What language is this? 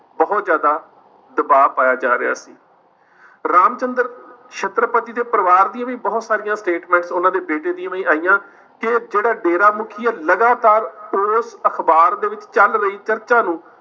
Punjabi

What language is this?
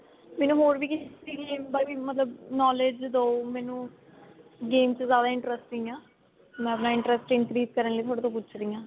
Punjabi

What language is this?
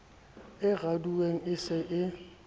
Southern Sotho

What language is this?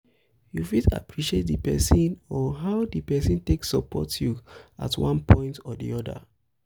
Nigerian Pidgin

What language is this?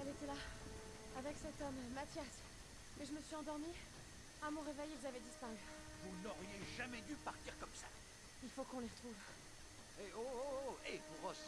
French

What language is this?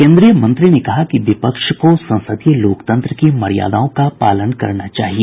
Hindi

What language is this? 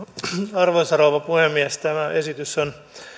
Finnish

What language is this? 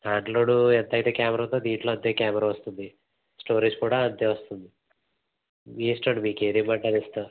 Telugu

